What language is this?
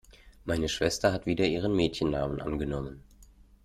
German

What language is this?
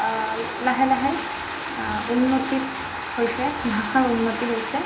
Assamese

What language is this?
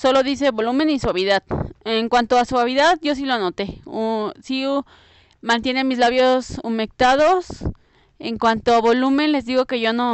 Spanish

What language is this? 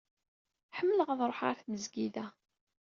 Kabyle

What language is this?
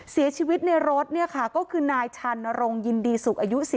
Thai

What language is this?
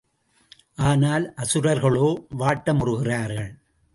Tamil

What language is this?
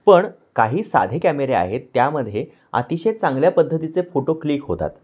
Marathi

